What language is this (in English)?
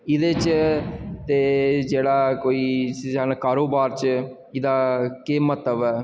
Dogri